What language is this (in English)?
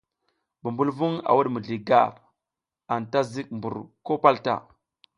South Giziga